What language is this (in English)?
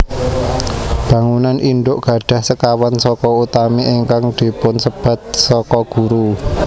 Javanese